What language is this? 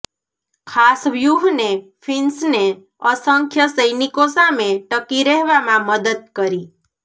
Gujarati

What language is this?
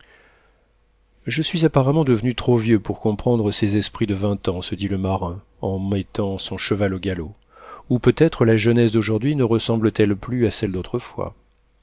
French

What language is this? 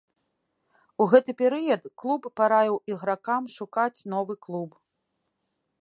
Belarusian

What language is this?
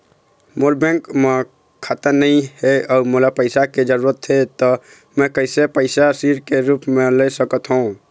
Chhattisgarhi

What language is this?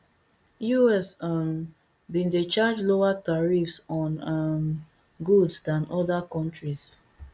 Nigerian Pidgin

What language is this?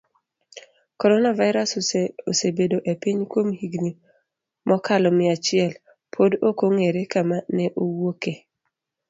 Luo (Kenya and Tanzania)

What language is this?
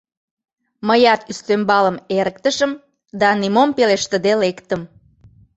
Mari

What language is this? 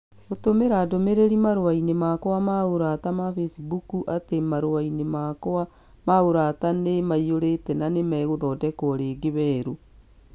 Kikuyu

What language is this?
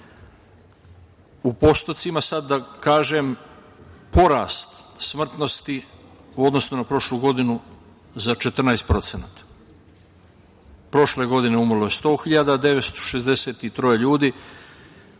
Serbian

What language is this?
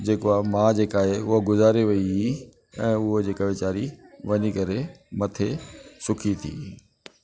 Sindhi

